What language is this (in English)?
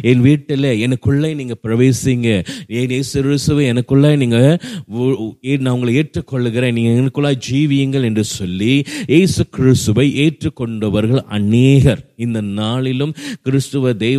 Tamil